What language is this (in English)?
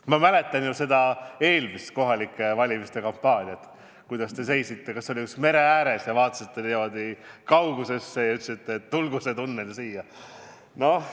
Estonian